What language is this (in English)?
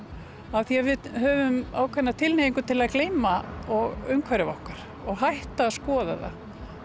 Icelandic